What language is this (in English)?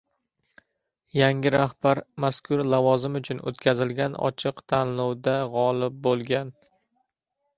Uzbek